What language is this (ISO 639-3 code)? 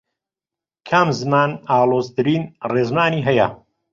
ckb